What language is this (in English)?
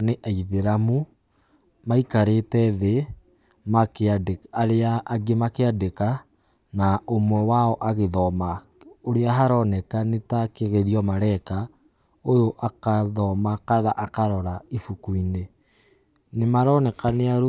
Kikuyu